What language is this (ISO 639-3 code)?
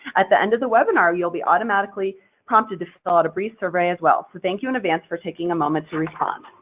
eng